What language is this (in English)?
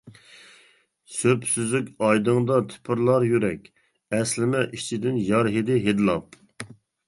Uyghur